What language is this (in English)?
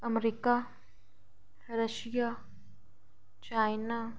Dogri